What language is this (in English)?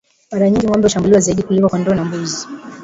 Swahili